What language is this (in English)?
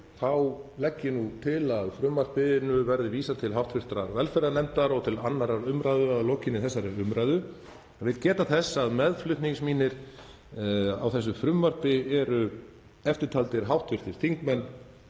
Icelandic